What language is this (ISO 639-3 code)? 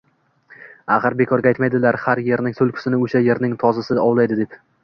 uzb